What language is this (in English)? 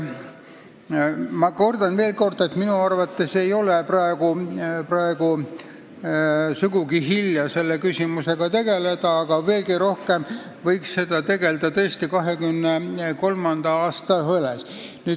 Estonian